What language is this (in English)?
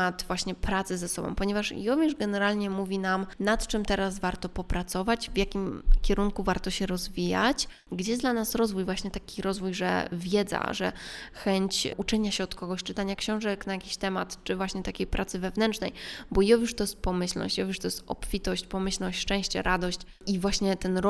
Polish